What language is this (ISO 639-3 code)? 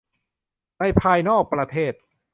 tha